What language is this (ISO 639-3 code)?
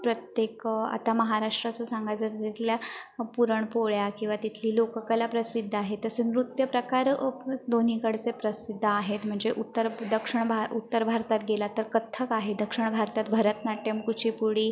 mar